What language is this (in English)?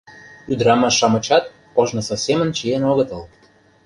Mari